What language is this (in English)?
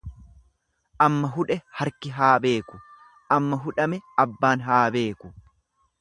Oromo